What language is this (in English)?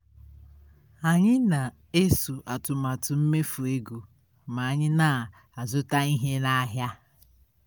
Igbo